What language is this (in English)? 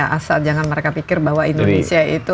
Indonesian